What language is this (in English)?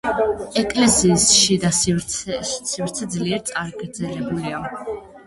Georgian